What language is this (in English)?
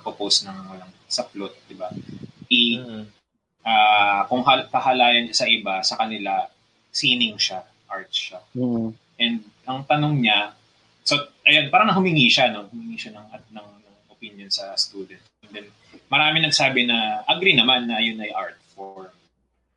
Filipino